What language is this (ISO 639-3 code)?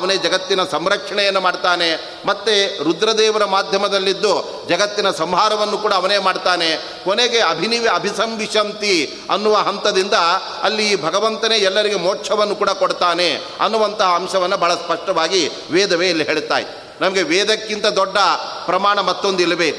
kan